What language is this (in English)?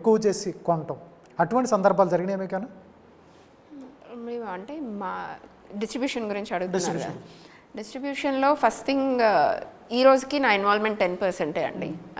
Telugu